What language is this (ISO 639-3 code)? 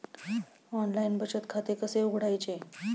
mar